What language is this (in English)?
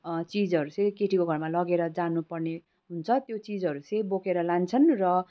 Nepali